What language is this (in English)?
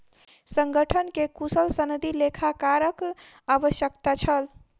Maithili